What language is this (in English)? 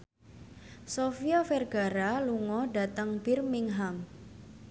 Javanese